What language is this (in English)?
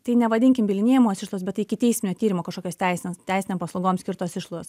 Lithuanian